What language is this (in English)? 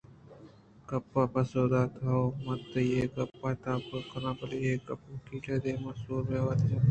Eastern Balochi